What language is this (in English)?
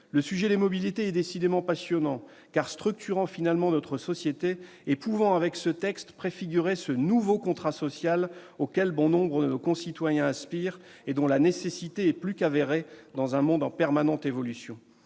French